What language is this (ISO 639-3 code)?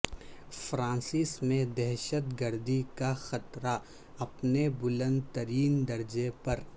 urd